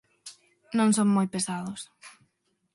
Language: Galician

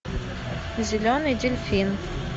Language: Russian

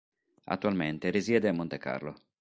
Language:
Italian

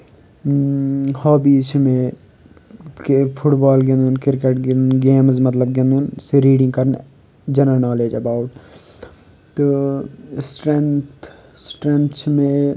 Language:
Kashmiri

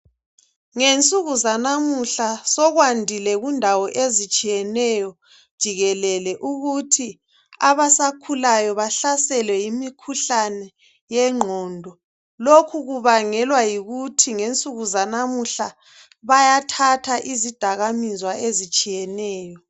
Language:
North Ndebele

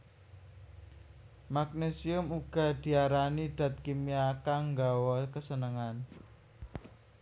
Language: Javanese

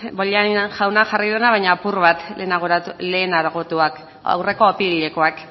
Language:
Basque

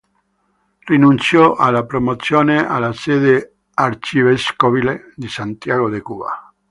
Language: Italian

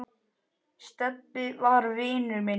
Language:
Icelandic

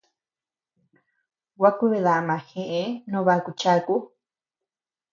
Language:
Tepeuxila Cuicatec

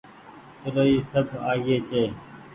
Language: Goaria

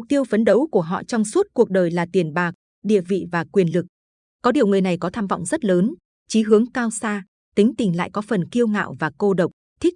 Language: Vietnamese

